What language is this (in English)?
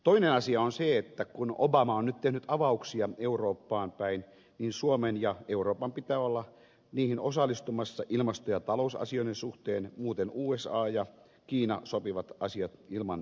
Finnish